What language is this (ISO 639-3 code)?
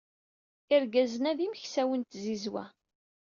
kab